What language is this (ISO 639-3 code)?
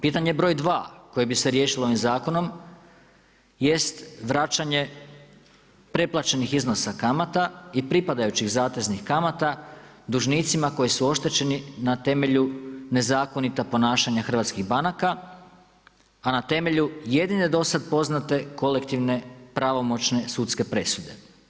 hrv